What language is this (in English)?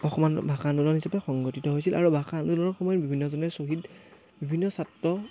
Assamese